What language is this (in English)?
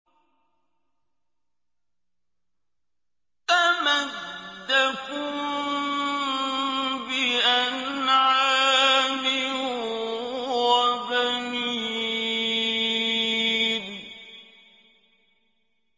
Arabic